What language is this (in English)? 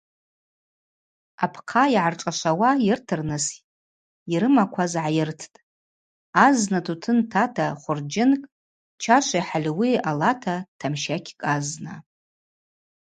Abaza